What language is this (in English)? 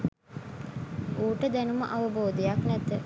Sinhala